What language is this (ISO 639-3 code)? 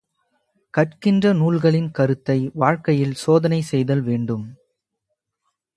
tam